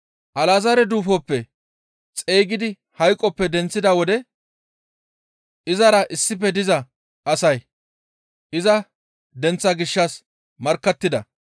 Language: Gamo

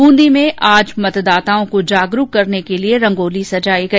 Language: Hindi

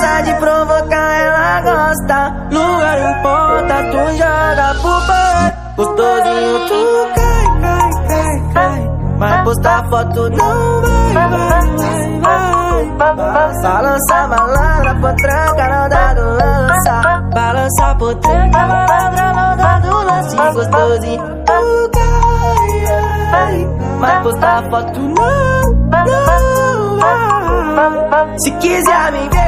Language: Romanian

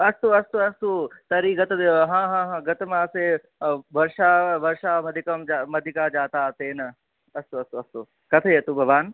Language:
Sanskrit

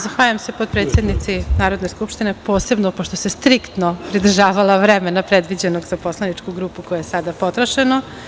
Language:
Serbian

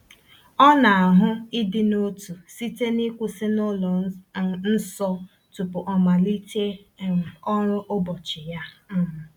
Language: Igbo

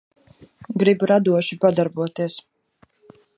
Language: Latvian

